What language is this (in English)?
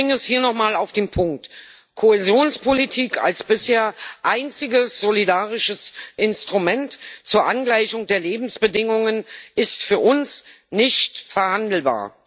German